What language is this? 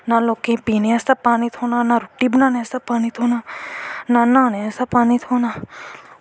Dogri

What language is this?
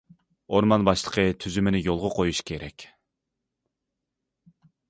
Uyghur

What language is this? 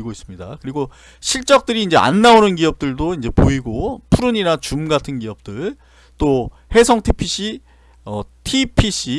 Korean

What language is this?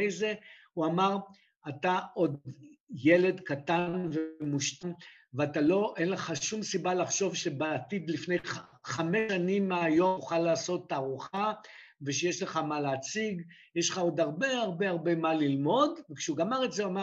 Hebrew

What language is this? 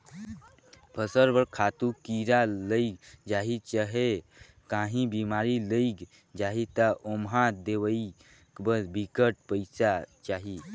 Chhattisgarhi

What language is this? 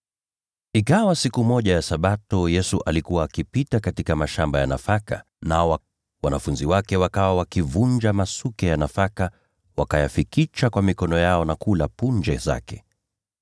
Swahili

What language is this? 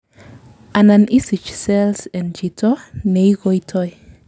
Kalenjin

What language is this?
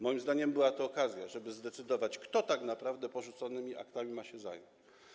Polish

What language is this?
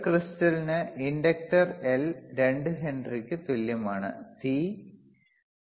Malayalam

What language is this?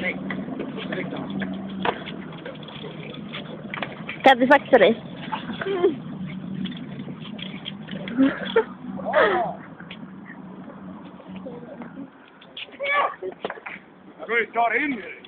Swedish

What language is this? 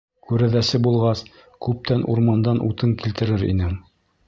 Bashkir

